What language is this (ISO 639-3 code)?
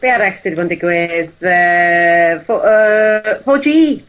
cym